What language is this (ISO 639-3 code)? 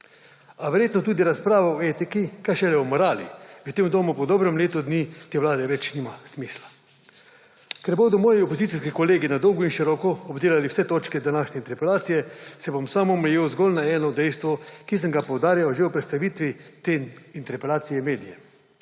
slv